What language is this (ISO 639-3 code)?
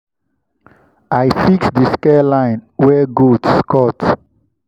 pcm